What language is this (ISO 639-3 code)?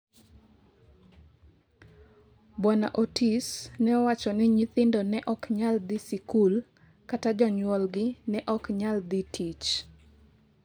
luo